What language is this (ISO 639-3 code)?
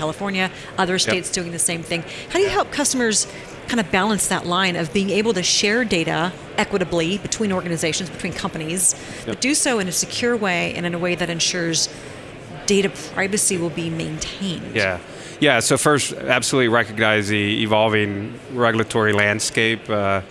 eng